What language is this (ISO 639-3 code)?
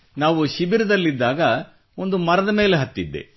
kan